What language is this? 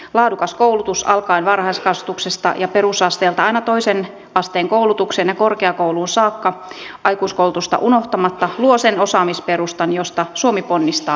Finnish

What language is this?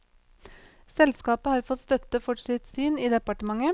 Norwegian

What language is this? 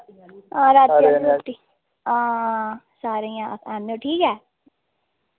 Dogri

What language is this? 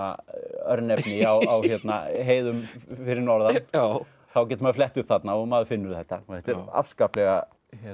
Icelandic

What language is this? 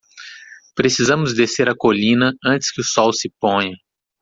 Portuguese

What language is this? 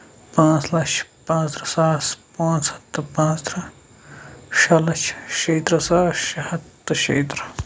Kashmiri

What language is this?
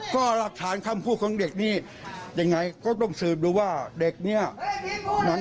Thai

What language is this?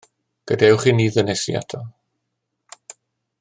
Welsh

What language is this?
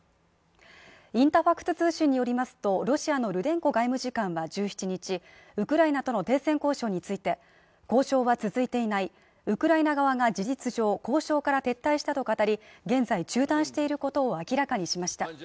Japanese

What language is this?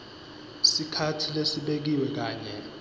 Swati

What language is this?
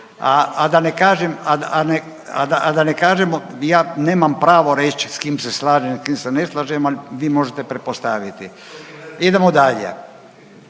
Croatian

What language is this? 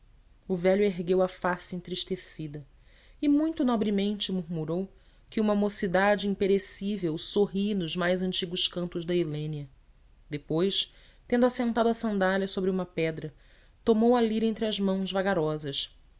Portuguese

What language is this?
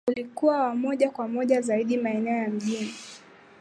Swahili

